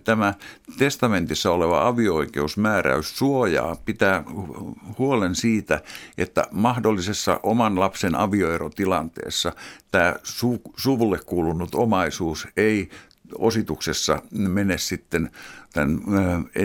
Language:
Finnish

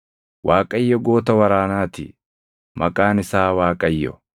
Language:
Oromo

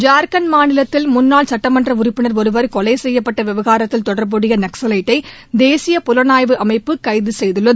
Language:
Tamil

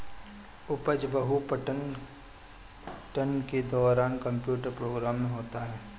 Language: Hindi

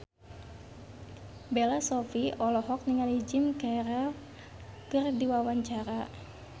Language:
Sundanese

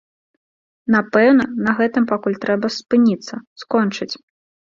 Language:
Belarusian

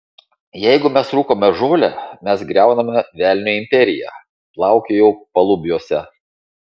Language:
Lithuanian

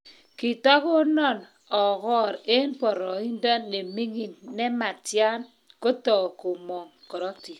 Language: Kalenjin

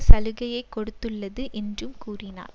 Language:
Tamil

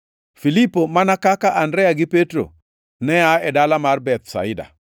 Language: Luo (Kenya and Tanzania)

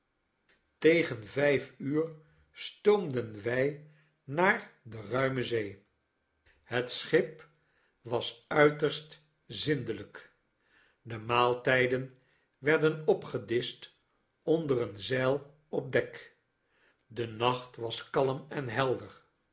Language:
Dutch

